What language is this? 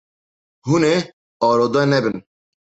Kurdish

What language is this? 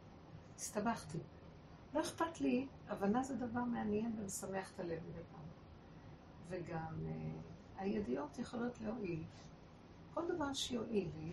Hebrew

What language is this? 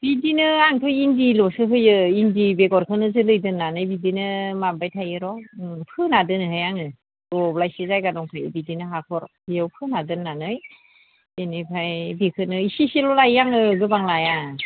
Bodo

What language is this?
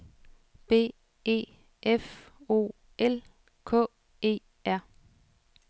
Danish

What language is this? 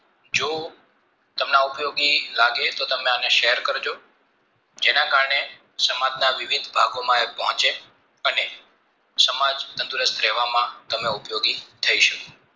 Gujarati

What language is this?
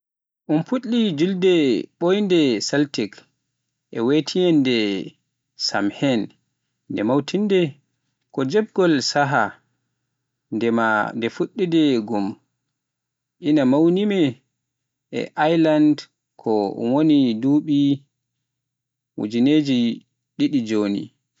Pular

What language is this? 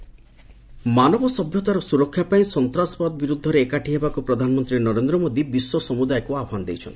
Odia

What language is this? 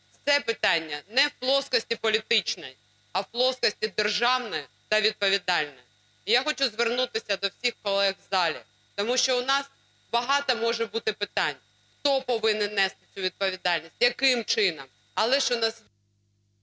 Ukrainian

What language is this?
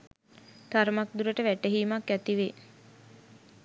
Sinhala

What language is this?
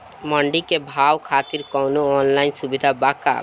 Bhojpuri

